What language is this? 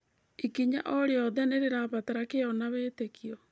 Kikuyu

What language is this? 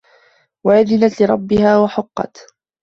Arabic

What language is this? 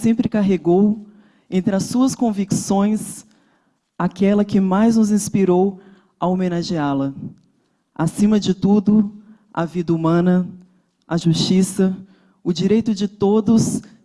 Portuguese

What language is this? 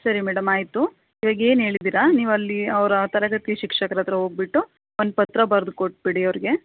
Kannada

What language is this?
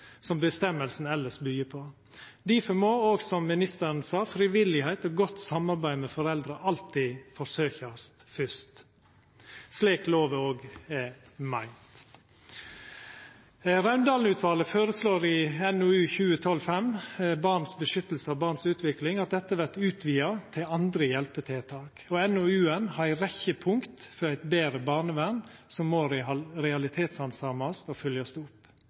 Norwegian Nynorsk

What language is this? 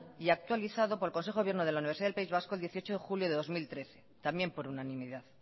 Spanish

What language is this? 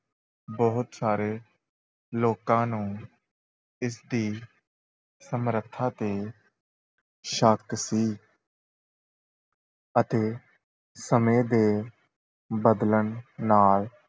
Punjabi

